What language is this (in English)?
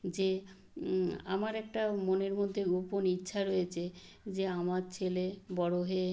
Bangla